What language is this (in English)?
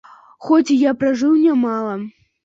Belarusian